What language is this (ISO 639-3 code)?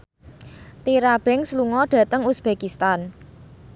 jav